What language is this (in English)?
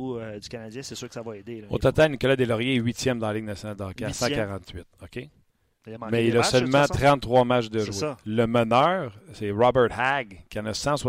French